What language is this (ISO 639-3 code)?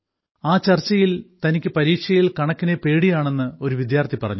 mal